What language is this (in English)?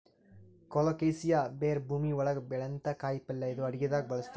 Kannada